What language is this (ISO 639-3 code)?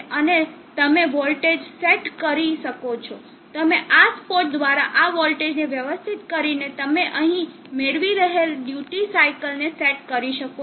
guj